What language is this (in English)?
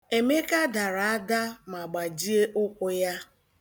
Igbo